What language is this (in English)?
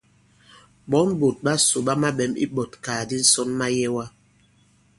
Bankon